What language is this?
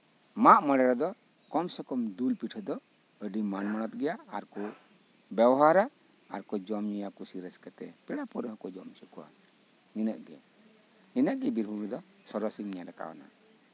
Santali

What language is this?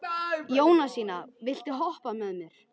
Icelandic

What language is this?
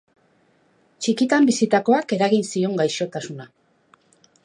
Basque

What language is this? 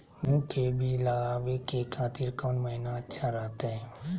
Magahi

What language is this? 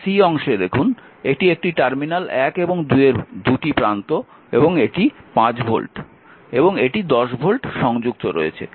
Bangla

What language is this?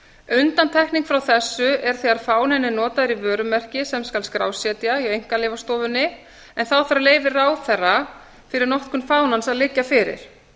Icelandic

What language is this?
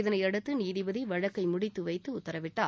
Tamil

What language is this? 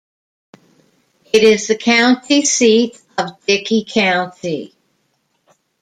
English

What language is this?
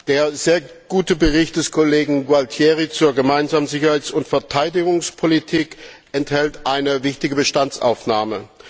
German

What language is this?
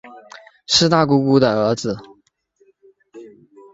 Chinese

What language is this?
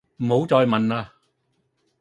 Cantonese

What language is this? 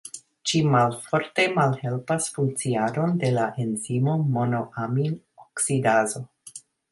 Esperanto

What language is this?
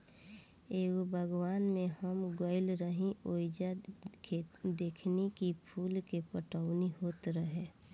Bhojpuri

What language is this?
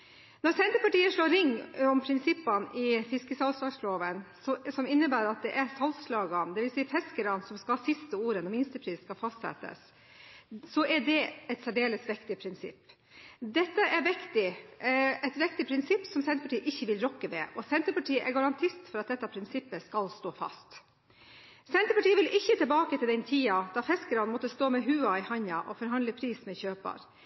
Norwegian Bokmål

